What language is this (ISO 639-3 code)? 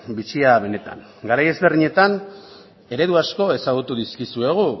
eus